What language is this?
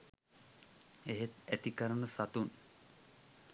Sinhala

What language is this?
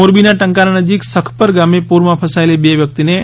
Gujarati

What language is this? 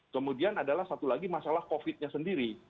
Indonesian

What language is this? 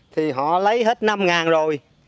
Vietnamese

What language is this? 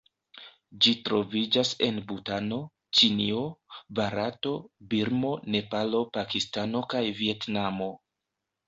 Esperanto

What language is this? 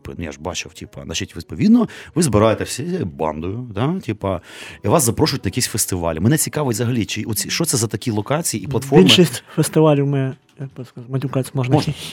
Ukrainian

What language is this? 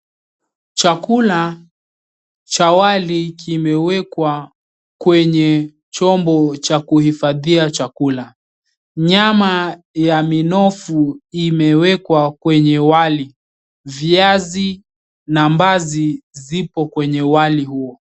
Swahili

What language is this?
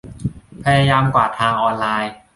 Thai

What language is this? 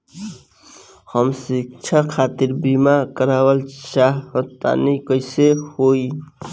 Bhojpuri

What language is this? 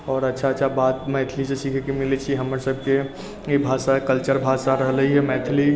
Maithili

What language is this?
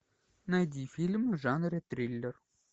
Russian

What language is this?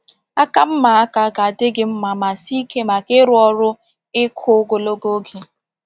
Igbo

